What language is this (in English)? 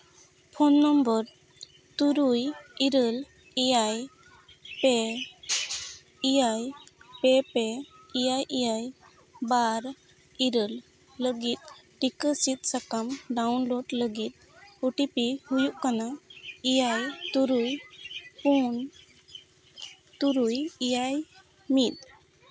Santali